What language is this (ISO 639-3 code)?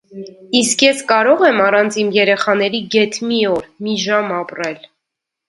hye